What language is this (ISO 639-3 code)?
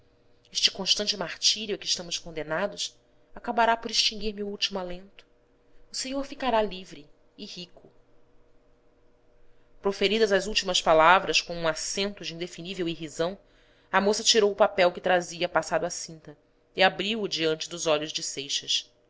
por